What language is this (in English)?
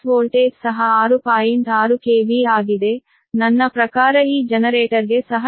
Kannada